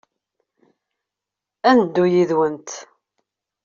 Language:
Kabyle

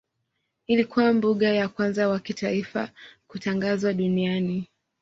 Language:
Swahili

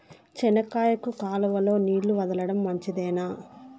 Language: Telugu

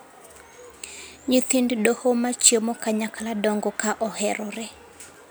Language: Luo (Kenya and Tanzania)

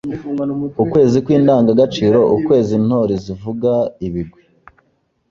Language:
Kinyarwanda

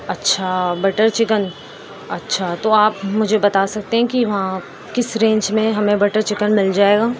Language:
Urdu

